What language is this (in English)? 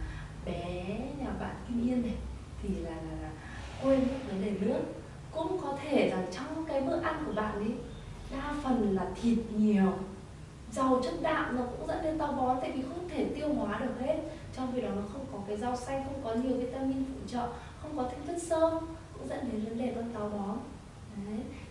Vietnamese